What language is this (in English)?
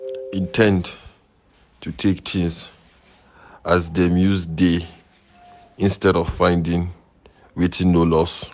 Nigerian Pidgin